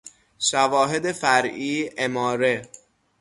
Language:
Persian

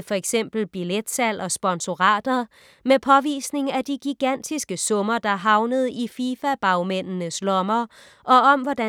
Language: Danish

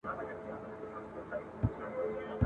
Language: Pashto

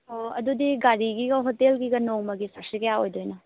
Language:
Manipuri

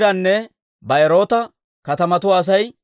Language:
Dawro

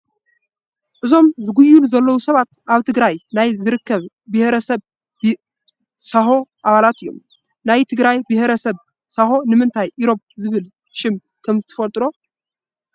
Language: Tigrinya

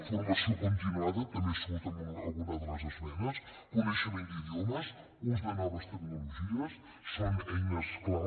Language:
Catalan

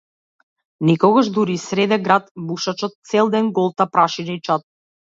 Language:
Macedonian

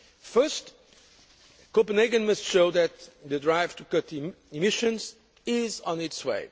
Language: English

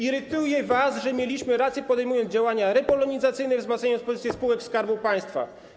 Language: Polish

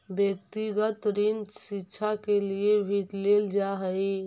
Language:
Magahi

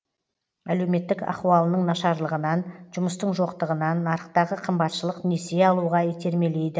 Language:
Kazakh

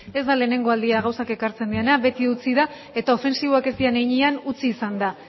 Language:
Basque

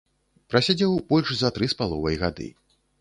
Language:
Belarusian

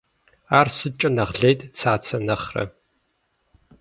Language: Kabardian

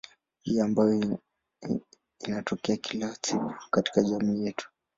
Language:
Swahili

